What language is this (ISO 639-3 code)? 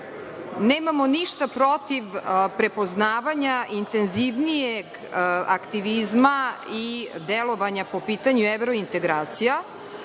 srp